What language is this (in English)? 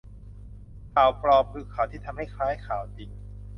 Thai